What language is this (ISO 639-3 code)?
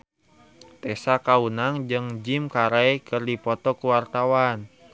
sun